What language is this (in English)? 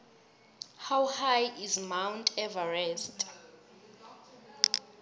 South Ndebele